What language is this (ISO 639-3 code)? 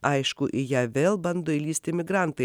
lit